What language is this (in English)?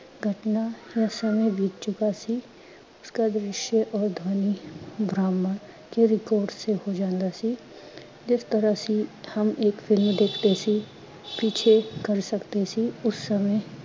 Punjabi